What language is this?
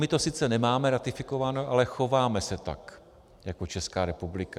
Czech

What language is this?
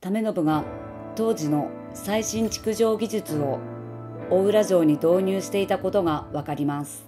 Japanese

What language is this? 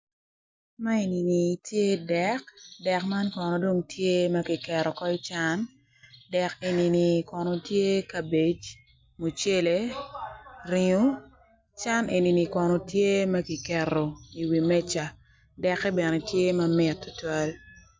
Acoli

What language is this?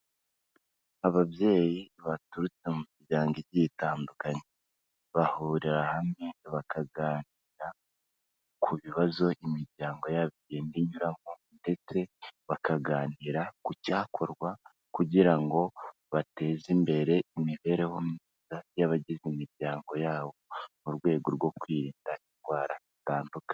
Kinyarwanda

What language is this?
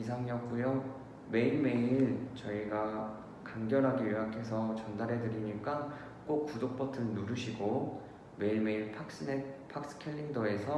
Korean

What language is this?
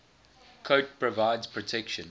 English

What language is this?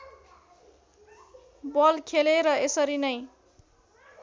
Nepali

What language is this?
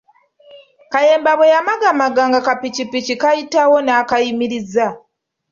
Ganda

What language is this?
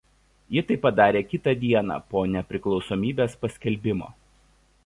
Lithuanian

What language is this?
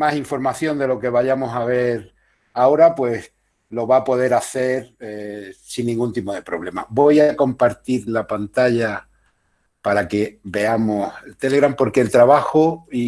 Spanish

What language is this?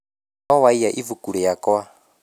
Kikuyu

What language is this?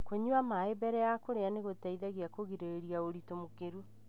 Kikuyu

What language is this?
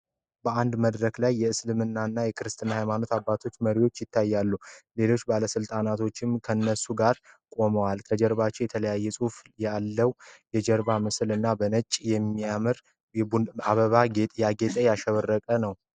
Amharic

